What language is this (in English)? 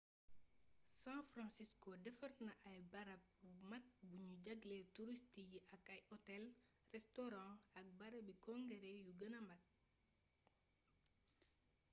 Wolof